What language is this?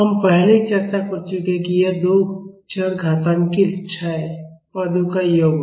Hindi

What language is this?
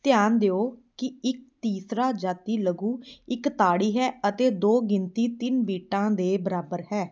Punjabi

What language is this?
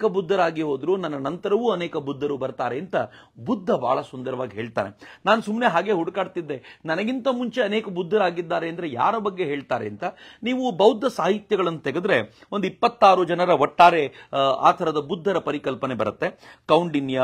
Kannada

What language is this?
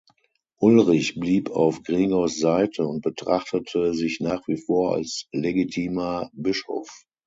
German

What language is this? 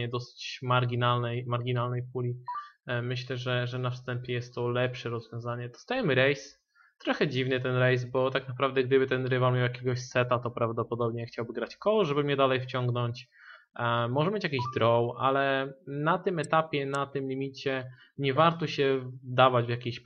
Polish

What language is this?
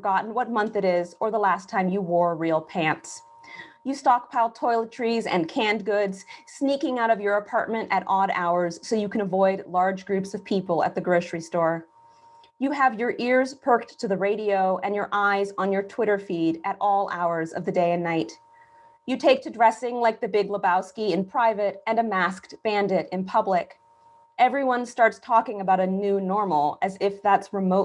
English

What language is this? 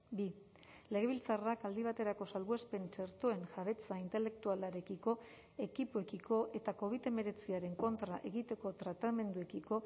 Basque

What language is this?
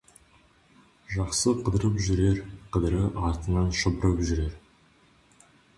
Kazakh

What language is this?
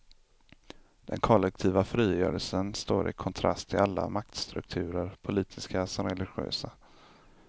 Swedish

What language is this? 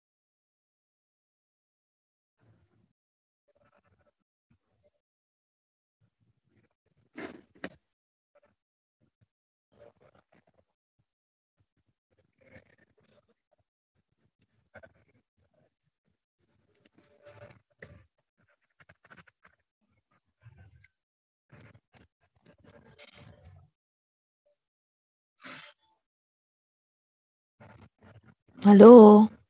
Gujarati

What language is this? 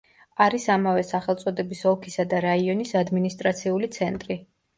Georgian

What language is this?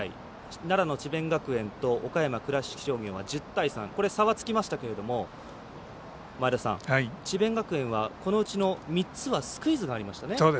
Japanese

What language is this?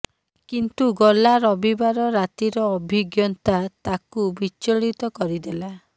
Odia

